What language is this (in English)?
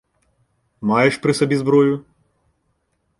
Ukrainian